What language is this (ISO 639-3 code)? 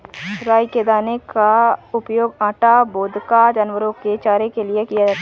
hin